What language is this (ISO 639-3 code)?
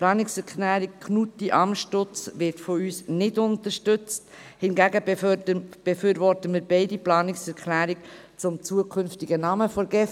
gsw